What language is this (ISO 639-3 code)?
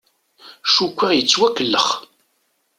kab